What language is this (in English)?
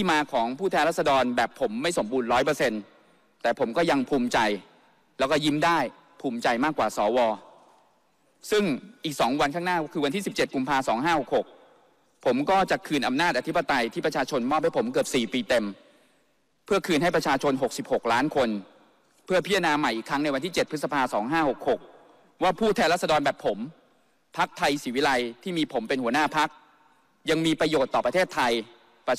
Thai